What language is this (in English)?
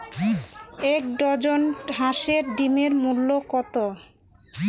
Bangla